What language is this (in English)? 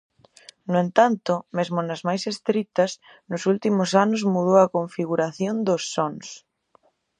Galician